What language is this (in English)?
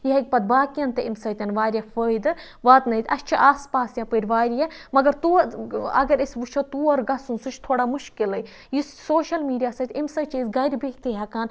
Kashmiri